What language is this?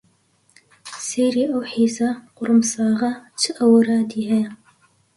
Central Kurdish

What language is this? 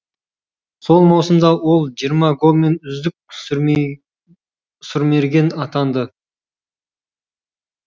Kazakh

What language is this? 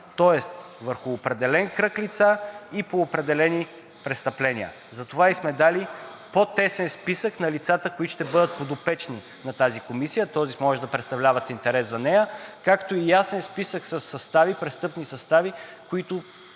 Bulgarian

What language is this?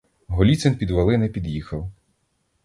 Ukrainian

